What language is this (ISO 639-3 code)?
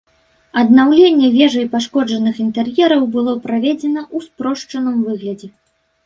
bel